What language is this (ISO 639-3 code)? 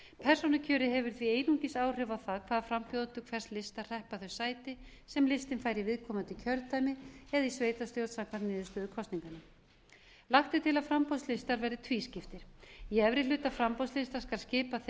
isl